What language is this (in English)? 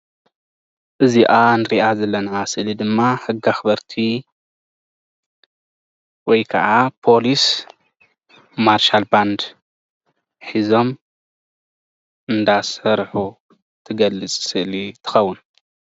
Tigrinya